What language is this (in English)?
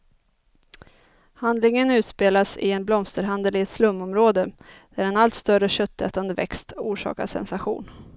Swedish